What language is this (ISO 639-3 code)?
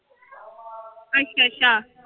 pan